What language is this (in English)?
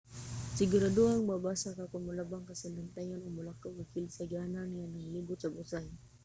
Cebuano